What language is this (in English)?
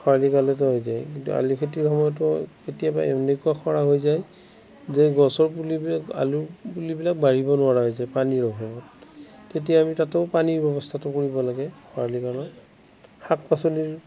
Assamese